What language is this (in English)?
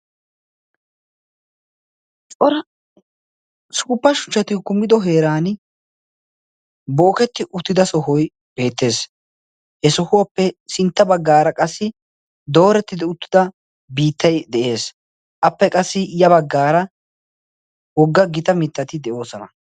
Wolaytta